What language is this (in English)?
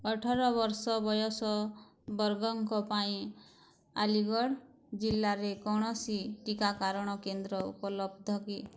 Odia